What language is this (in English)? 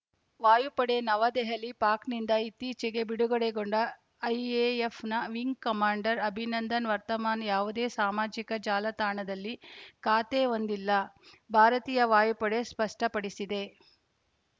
Kannada